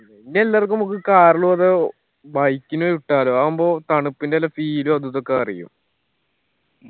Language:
Malayalam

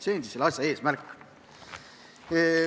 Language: Estonian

